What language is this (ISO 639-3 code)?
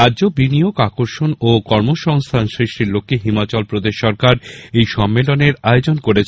ben